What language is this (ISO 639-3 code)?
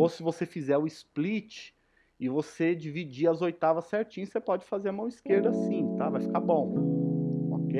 por